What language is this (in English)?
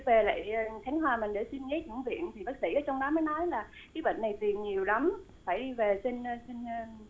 Vietnamese